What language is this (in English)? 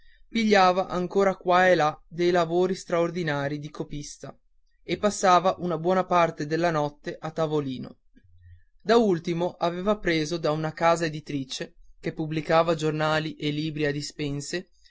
Italian